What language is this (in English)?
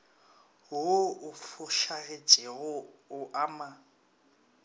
Northern Sotho